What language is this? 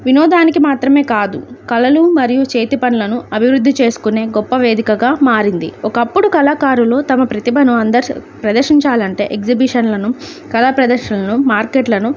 Telugu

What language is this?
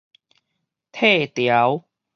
Min Nan Chinese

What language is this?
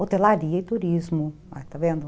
Portuguese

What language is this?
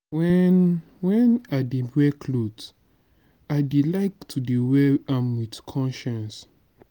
Nigerian Pidgin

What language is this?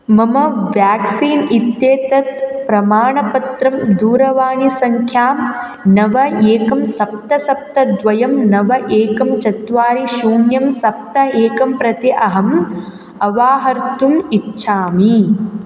Sanskrit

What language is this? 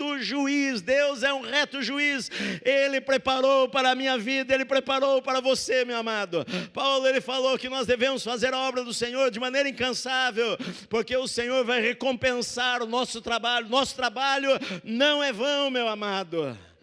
Portuguese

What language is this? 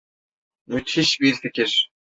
Turkish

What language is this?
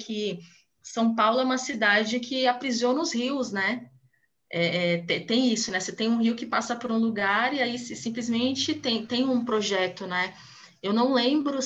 Portuguese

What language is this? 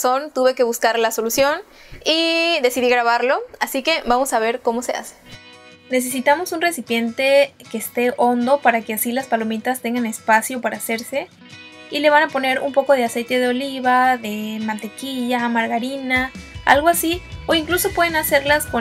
Spanish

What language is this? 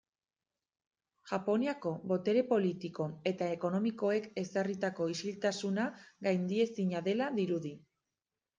Basque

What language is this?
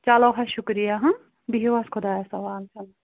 Kashmiri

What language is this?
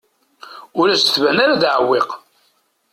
Kabyle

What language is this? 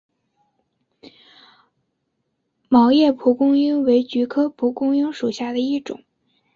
Chinese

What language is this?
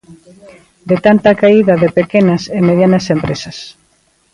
Galician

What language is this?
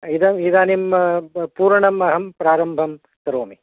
Sanskrit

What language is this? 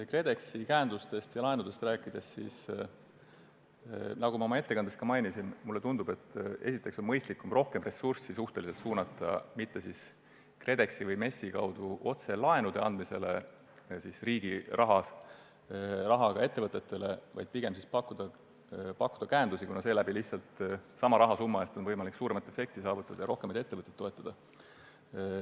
Estonian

